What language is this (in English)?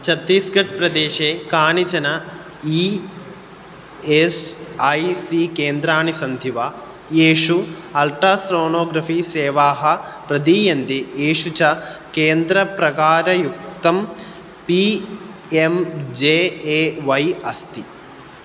Sanskrit